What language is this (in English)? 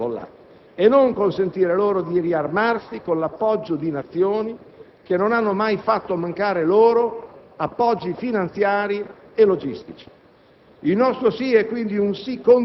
Italian